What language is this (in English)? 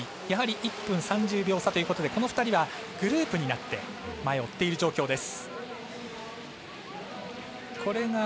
Japanese